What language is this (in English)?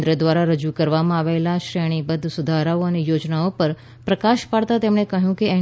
Gujarati